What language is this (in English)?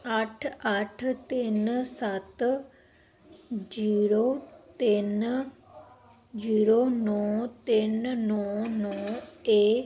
Punjabi